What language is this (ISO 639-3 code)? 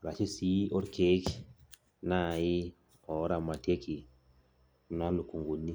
mas